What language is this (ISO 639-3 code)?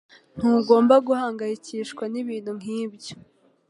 kin